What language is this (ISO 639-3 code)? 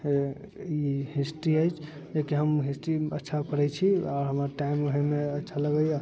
mai